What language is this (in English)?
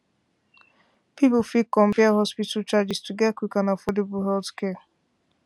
Nigerian Pidgin